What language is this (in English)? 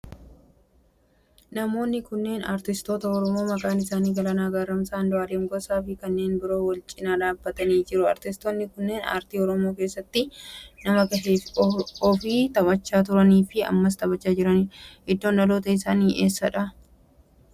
Oromo